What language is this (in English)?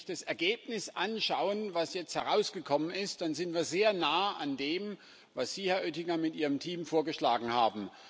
German